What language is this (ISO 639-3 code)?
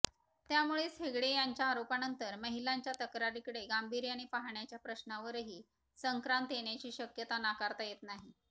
mar